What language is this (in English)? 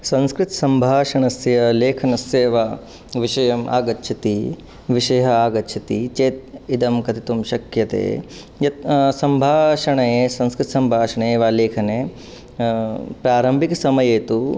Sanskrit